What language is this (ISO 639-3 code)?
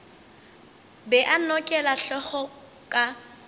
nso